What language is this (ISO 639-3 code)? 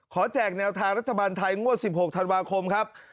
tha